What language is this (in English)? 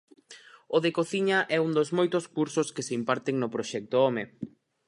Galician